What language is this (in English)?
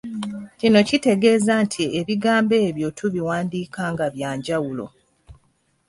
Ganda